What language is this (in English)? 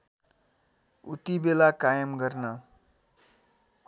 Nepali